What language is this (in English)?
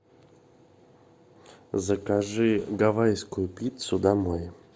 Russian